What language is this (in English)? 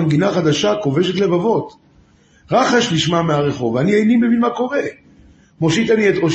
Hebrew